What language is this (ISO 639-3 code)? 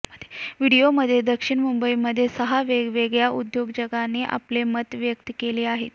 mar